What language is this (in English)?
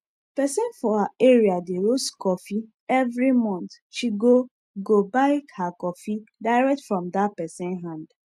Nigerian Pidgin